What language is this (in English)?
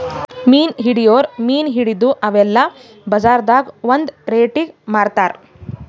Kannada